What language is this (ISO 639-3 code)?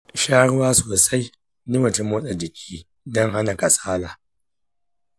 hau